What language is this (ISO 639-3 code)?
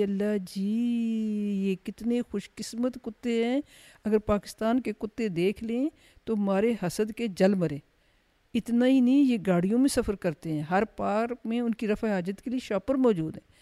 urd